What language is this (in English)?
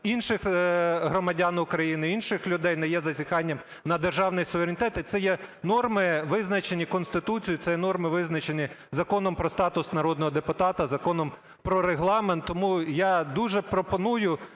Ukrainian